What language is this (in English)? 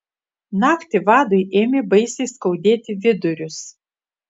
Lithuanian